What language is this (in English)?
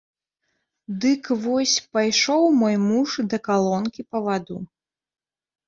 Belarusian